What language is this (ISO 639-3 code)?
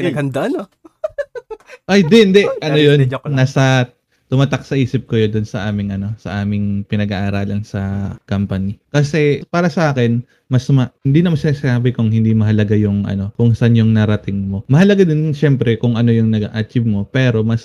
fil